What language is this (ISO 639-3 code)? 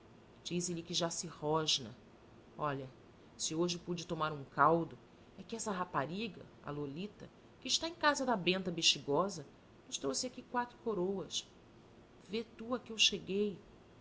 por